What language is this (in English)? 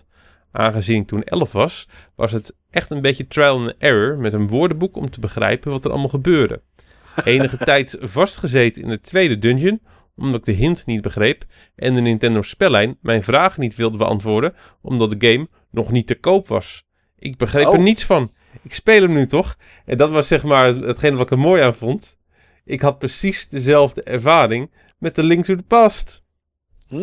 Dutch